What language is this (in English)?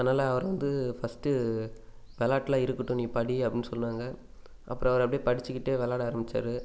Tamil